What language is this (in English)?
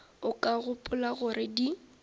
Northern Sotho